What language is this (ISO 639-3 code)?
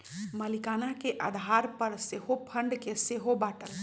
mag